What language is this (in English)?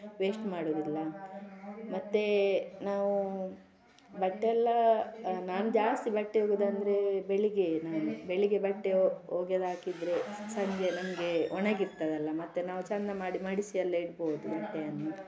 Kannada